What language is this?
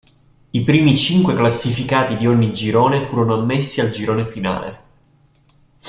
Italian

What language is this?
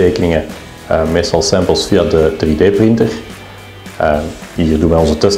Dutch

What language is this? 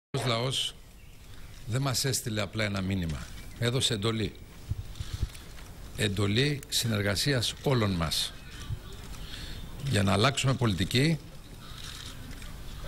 Greek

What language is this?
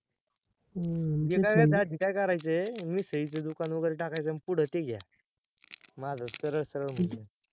Marathi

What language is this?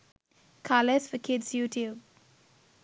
Sinhala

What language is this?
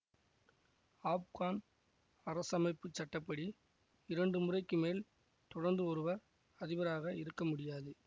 Tamil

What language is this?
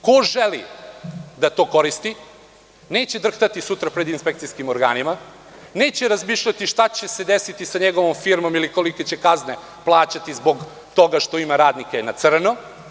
Serbian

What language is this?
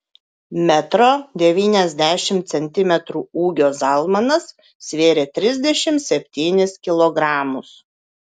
Lithuanian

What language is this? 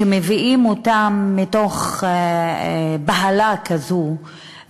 Hebrew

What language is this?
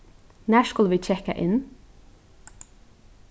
Faroese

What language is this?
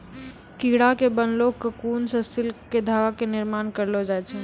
Maithili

